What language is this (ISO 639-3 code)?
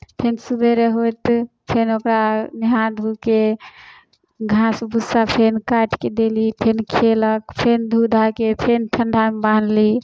mai